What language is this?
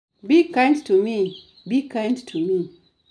Luo (Kenya and Tanzania)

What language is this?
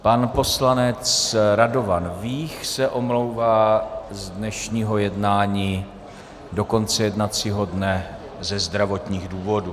Czech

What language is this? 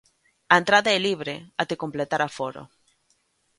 Galician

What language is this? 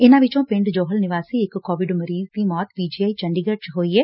Punjabi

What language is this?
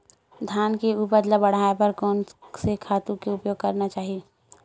Chhattisgarhi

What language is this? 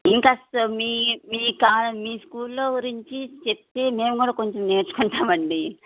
Telugu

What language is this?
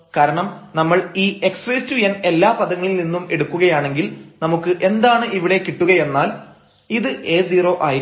Malayalam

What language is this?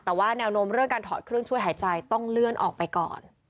Thai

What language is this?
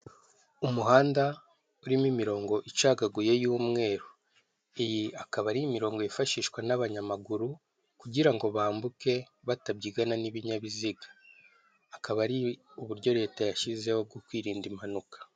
Kinyarwanda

